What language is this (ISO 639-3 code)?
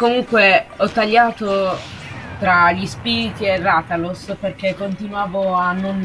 ita